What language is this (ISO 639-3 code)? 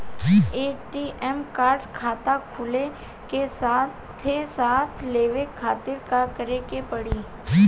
bho